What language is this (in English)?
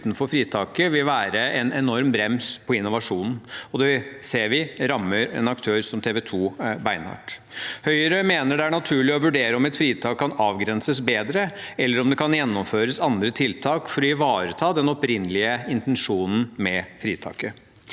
Norwegian